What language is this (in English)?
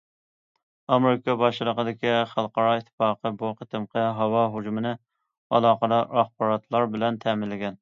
Uyghur